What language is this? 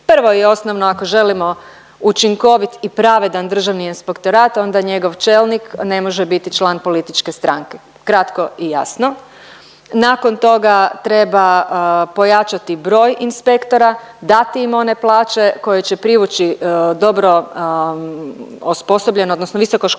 Croatian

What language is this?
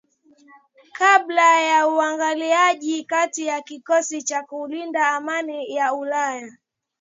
Swahili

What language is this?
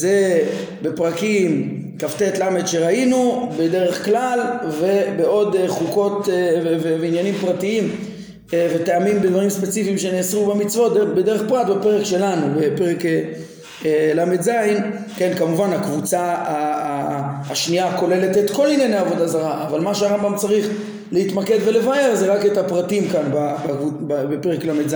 Hebrew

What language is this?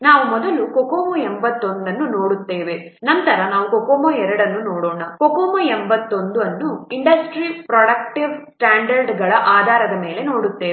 Kannada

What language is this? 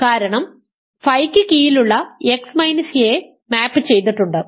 Malayalam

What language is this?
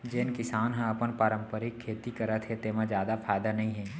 Chhattisgarhi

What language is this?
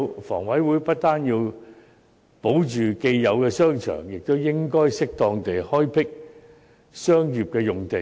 Cantonese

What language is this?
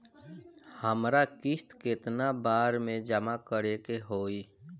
Bhojpuri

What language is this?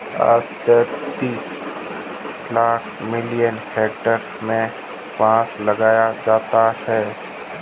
Hindi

